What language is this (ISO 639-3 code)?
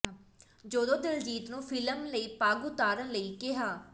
pan